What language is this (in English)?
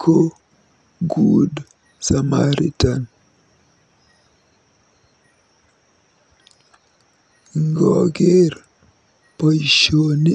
Kalenjin